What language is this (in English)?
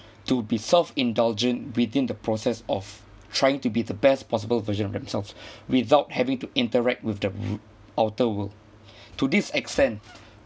English